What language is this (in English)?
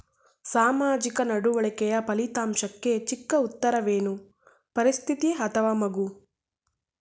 Kannada